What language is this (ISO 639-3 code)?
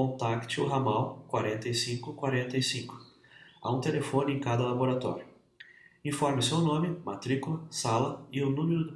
por